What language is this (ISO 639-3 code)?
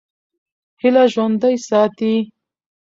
pus